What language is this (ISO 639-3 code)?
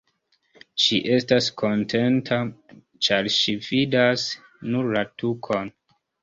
epo